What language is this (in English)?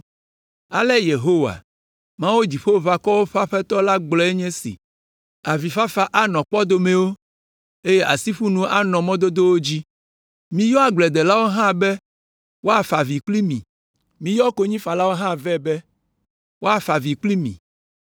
Ewe